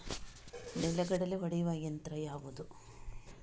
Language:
Kannada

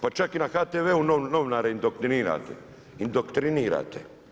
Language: Croatian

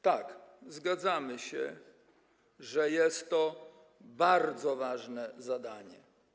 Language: Polish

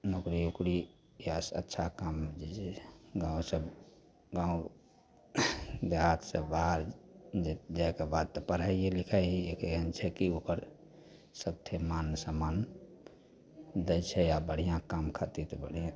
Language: Maithili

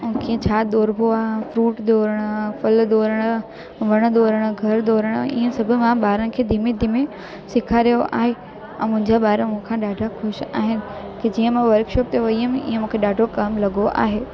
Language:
Sindhi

